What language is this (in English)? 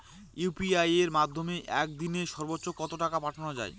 Bangla